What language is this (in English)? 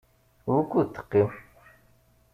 Kabyle